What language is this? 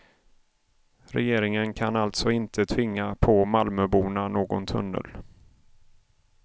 Swedish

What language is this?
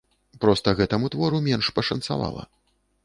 Belarusian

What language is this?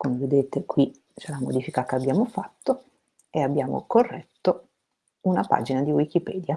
Italian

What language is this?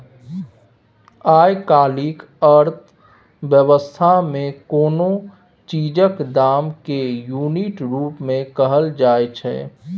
Maithili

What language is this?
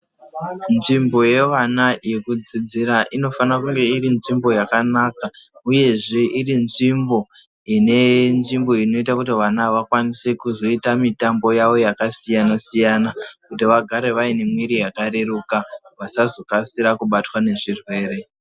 Ndau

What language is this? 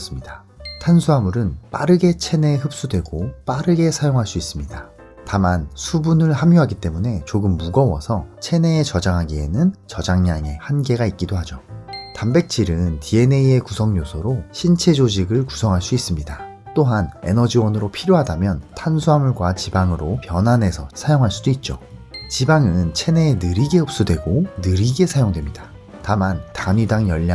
Korean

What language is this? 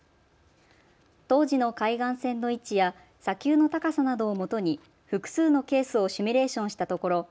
Japanese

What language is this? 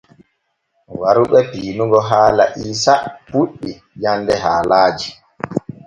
Borgu Fulfulde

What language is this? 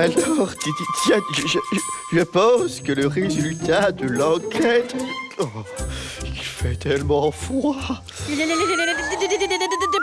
French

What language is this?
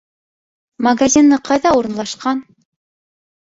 Bashkir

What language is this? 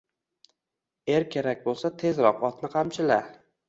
Uzbek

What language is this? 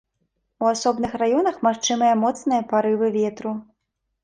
Belarusian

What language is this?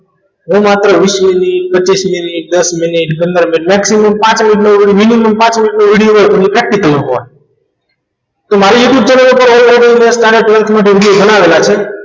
Gujarati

